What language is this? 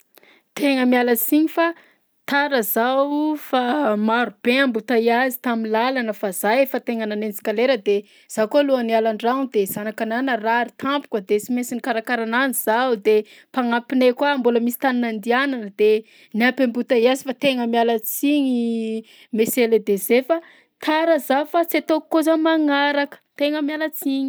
Southern Betsimisaraka Malagasy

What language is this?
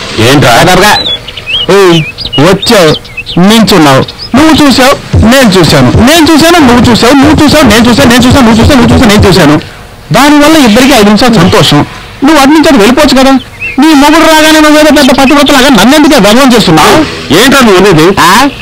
Indonesian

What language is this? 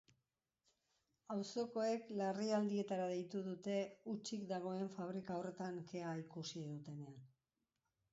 Basque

